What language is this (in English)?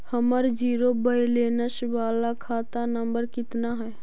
Magahi